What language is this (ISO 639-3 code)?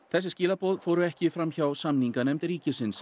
isl